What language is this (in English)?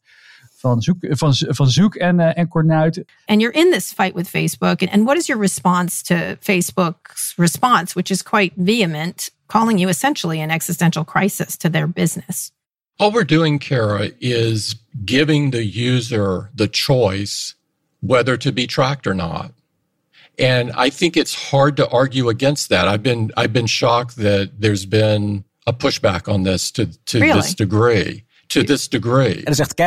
Dutch